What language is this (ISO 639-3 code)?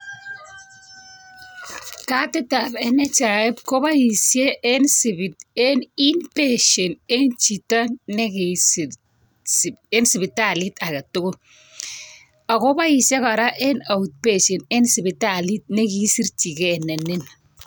kln